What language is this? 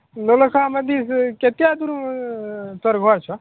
Maithili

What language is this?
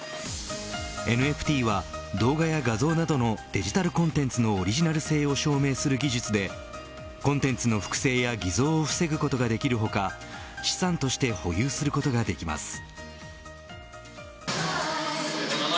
Japanese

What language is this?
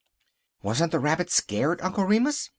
English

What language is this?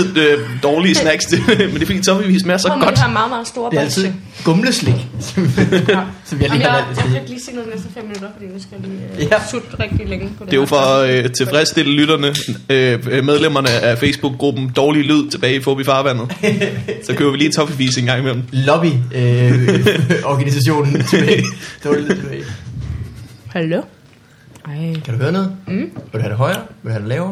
Danish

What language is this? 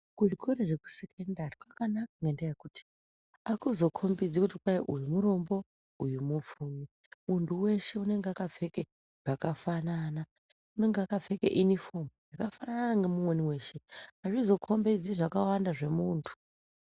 Ndau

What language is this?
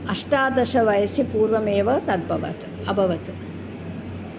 Sanskrit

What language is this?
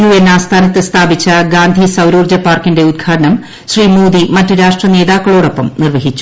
Malayalam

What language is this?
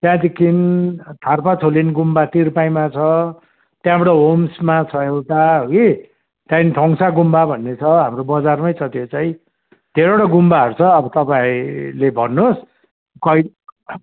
Nepali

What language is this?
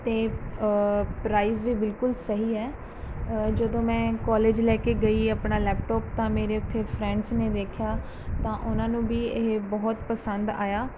Punjabi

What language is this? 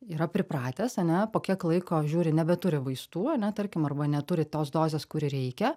Lithuanian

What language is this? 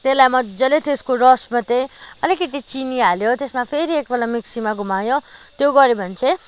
Nepali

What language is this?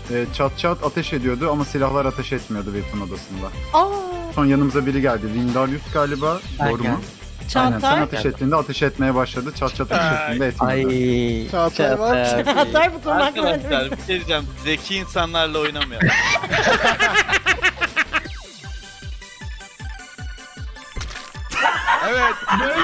Turkish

